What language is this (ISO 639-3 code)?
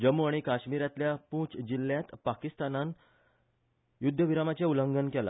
kok